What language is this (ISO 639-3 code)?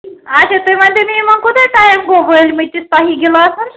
kas